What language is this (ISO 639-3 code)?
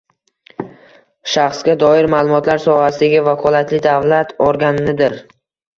uzb